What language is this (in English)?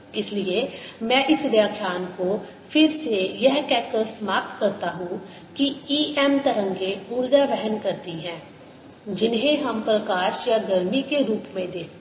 Hindi